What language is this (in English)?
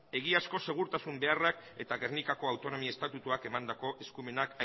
Basque